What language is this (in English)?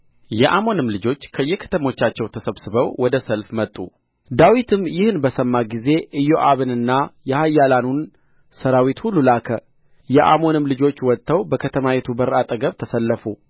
Amharic